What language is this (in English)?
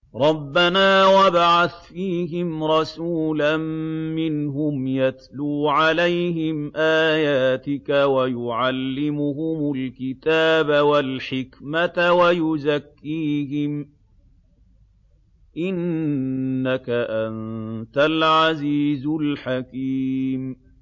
Arabic